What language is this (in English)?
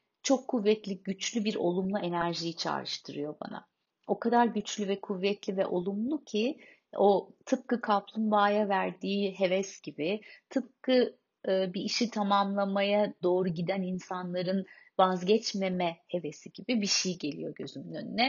Turkish